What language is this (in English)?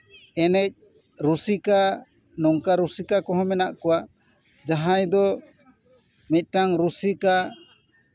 Santali